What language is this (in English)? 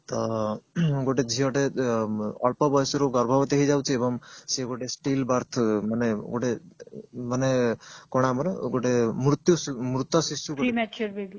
Odia